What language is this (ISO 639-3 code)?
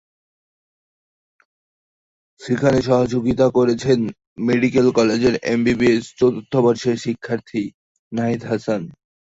ben